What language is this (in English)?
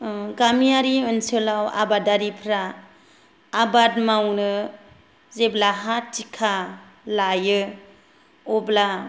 Bodo